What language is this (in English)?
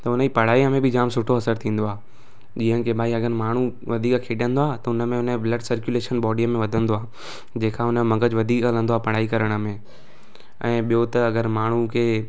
Sindhi